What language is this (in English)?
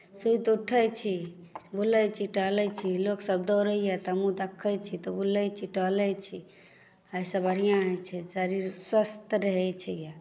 Maithili